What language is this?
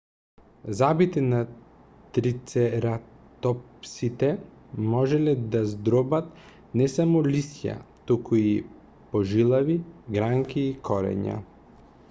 Macedonian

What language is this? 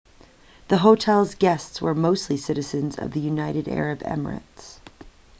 English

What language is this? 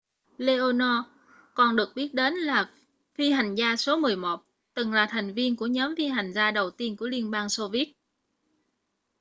Vietnamese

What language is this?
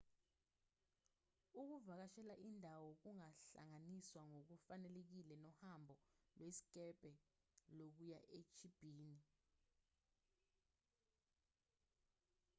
Zulu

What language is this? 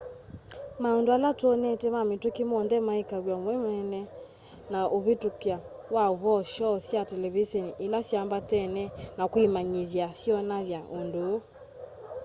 Kamba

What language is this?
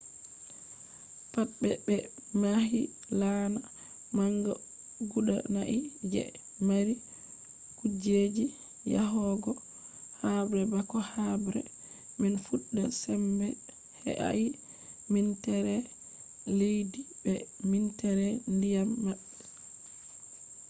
Fula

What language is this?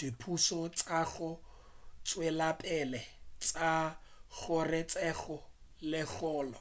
Northern Sotho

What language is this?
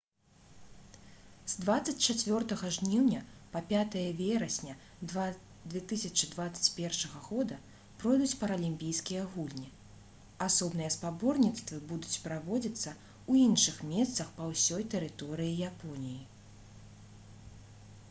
Belarusian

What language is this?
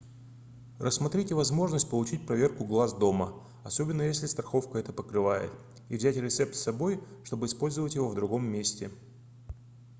Russian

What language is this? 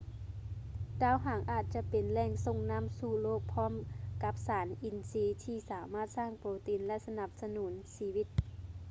Lao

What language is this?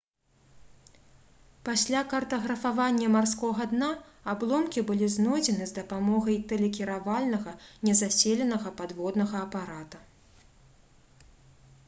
Belarusian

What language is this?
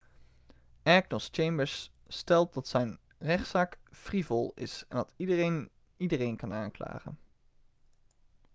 Dutch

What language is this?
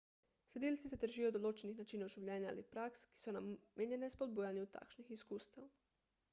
Slovenian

